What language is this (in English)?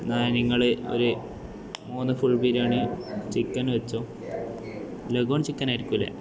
Malayalam